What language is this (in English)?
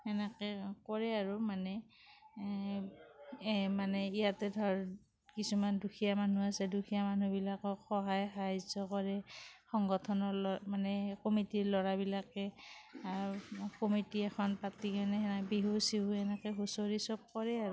Assamese